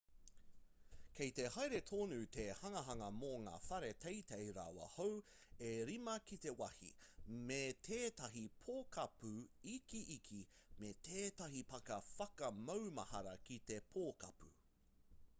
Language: Māori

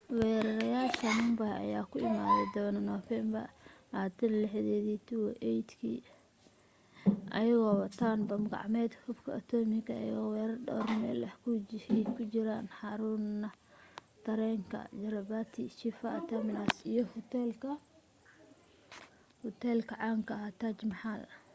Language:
Somali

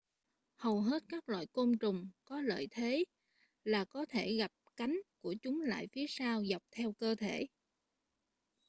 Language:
Vietnamese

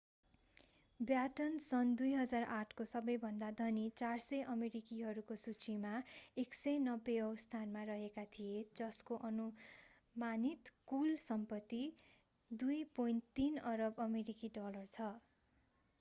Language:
Nepali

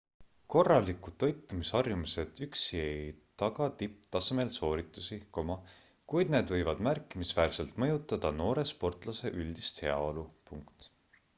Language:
Estonian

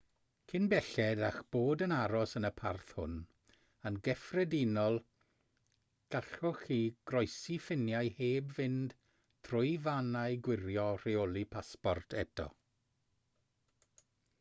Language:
Welsh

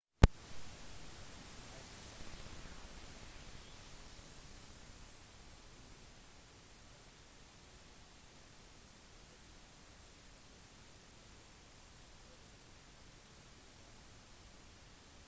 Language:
Norwegian Bokmål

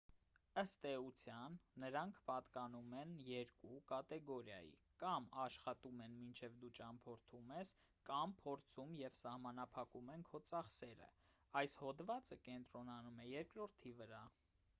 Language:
Armenian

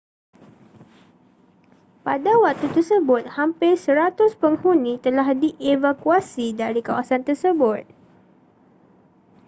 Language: Malay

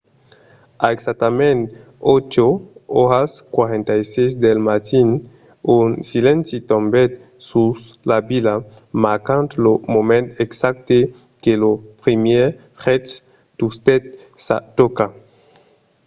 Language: Occitan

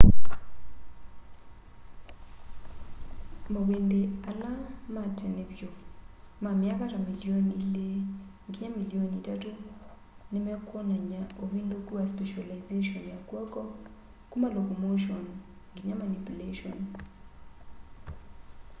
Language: Kamba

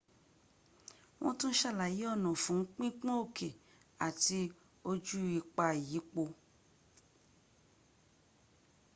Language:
Yoruba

